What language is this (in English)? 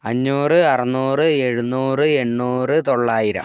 Malayalam